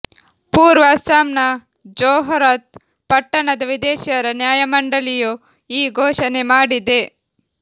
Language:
Kannada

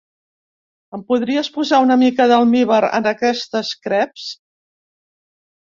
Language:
Catalan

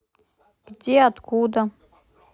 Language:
Russian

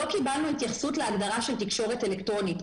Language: Hebrew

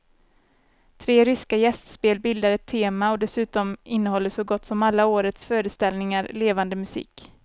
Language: Swedish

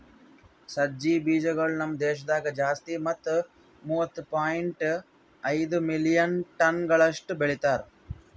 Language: Kannada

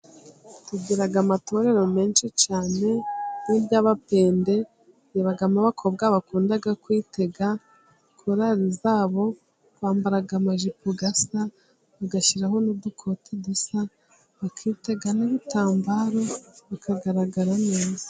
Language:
Kinyarwanda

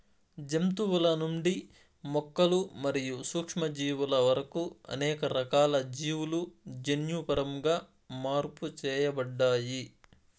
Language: Telugu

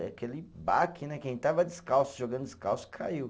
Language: Portuguese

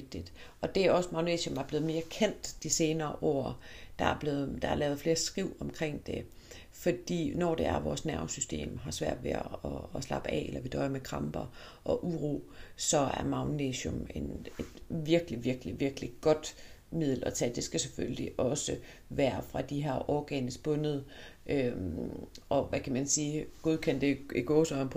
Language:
Danish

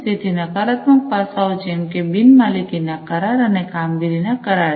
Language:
Gujarati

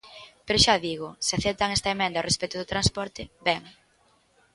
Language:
Galician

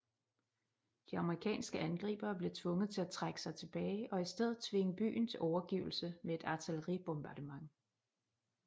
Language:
Danish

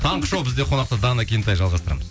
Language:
Kazakh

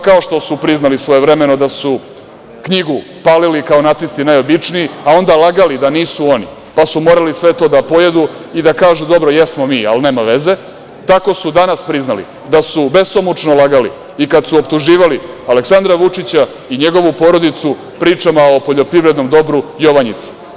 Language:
Serbian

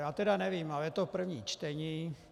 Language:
Czech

